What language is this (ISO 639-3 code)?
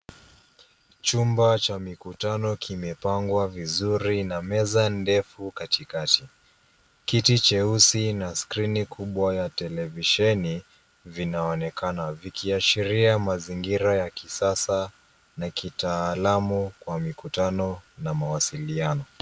swa